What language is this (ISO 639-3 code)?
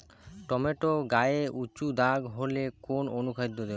ben